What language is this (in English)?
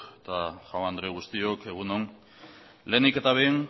Basque